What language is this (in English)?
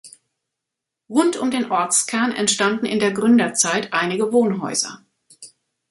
German